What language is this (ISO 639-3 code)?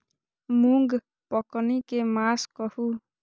mai